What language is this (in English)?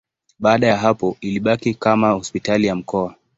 Swahili